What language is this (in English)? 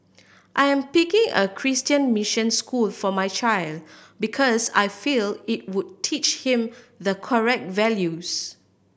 English